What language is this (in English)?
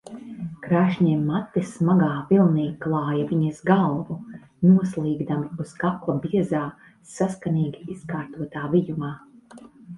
Latvian